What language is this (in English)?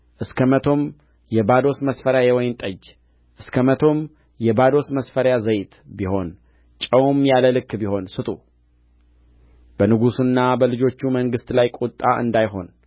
Amharic